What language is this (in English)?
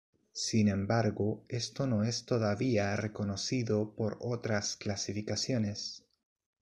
Spanish